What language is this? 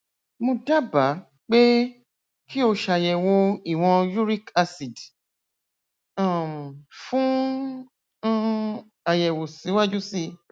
Yoruba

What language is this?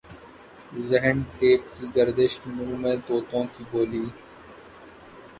Urdu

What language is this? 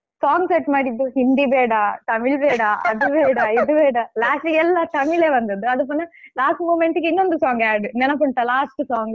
Kannada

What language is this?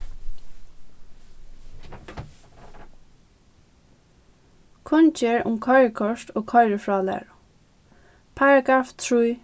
Faroese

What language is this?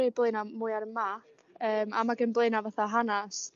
Welsh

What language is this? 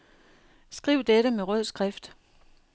Danish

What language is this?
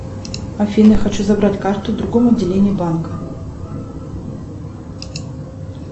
Russian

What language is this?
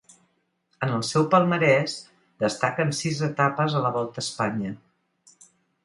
Catalan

